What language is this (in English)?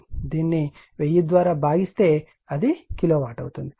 Telugu